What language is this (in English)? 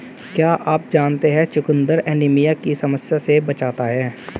Hindi